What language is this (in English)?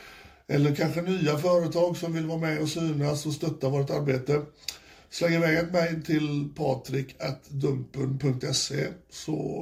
Swedish